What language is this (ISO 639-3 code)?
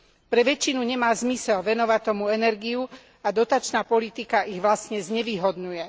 slk